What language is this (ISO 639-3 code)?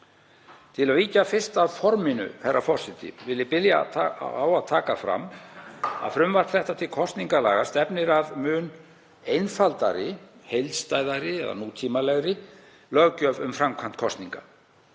isl